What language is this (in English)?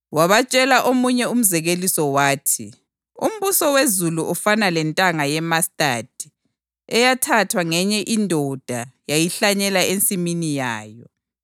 North Ndebele